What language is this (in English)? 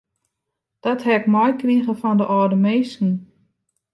Western Frisian